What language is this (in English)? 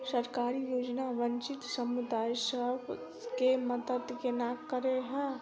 Maithili